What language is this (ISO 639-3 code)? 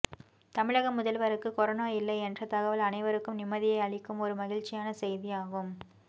tam